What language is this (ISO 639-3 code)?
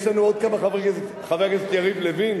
heb